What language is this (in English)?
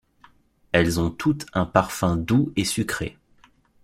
French